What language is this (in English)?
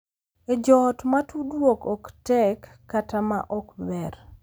Luo (Kenya and Tanzania)